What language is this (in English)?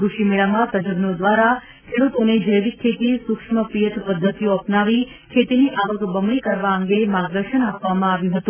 Gujarati